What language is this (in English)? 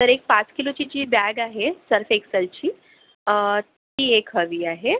Marathi